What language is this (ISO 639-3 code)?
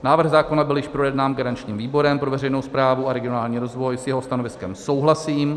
ces